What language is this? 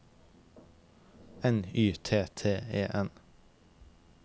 Norwegian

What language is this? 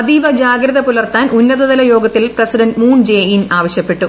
Malayalam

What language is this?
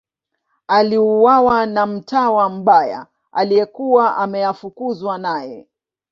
Swahili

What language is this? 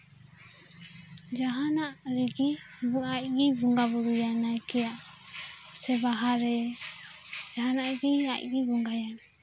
Santali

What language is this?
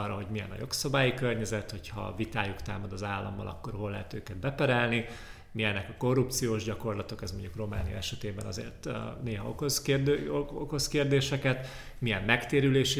Hungarian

